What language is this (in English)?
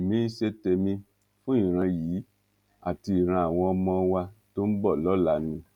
Yoruba